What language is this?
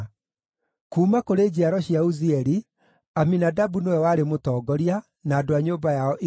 Kikuyu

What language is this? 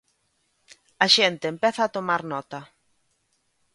Galician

